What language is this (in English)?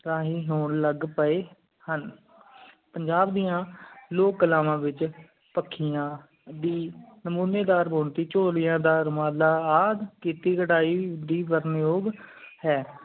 Punjabi